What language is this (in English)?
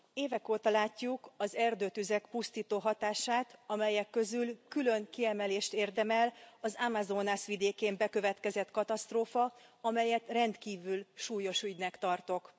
Hungarian